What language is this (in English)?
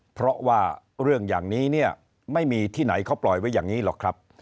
Thai